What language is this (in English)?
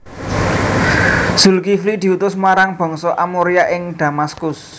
Javanese